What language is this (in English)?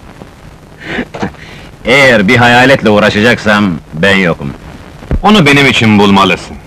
Turkish